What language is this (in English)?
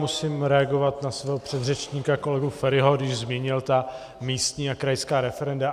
Czech